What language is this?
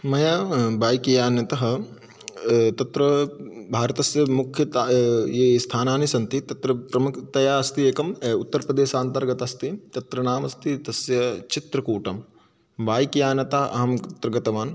Sanskrit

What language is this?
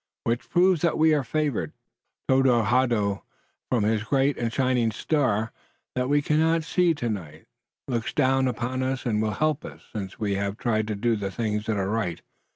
English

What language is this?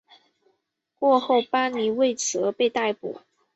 Chinese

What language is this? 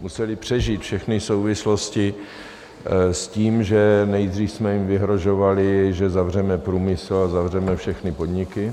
Czech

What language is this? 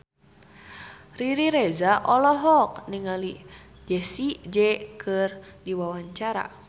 Sundanese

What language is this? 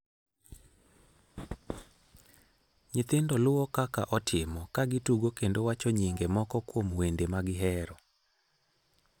Luo (Kenya and Tanzania)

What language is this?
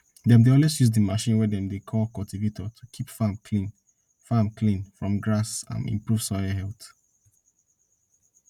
Nigerian Pidgin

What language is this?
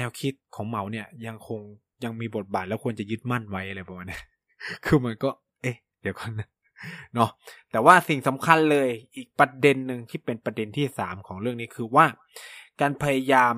Thai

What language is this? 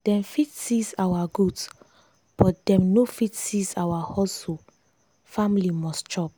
Nigerian Pidgin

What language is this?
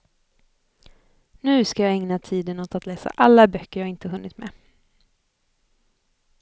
Swedish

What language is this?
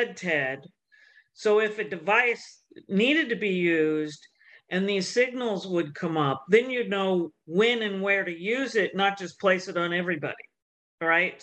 English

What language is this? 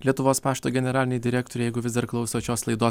Lithuanian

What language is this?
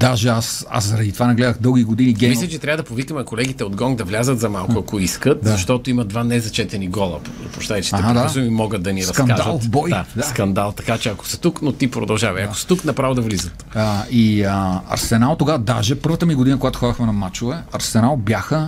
Bulgarian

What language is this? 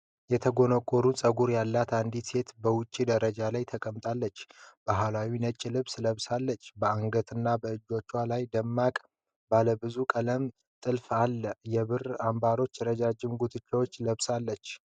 Amharic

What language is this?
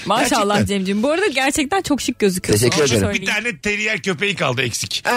Turkish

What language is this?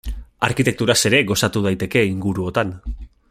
Basque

